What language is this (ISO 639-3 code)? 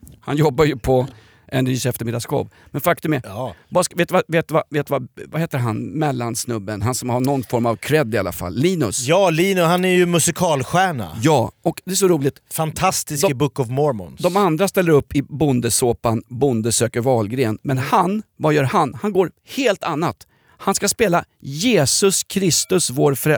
swe